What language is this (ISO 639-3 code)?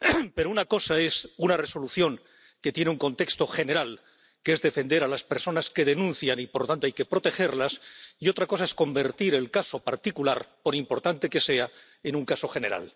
spa